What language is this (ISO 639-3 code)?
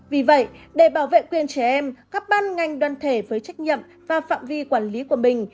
vie